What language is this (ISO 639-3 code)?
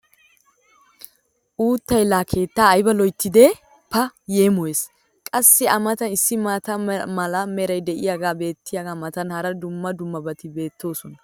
wal